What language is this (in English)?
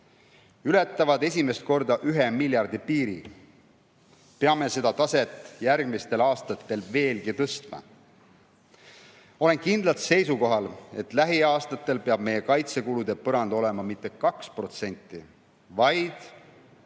Estonian